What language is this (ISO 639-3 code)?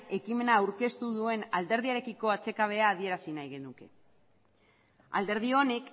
eus